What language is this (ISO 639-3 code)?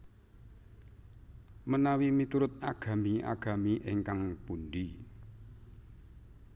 jav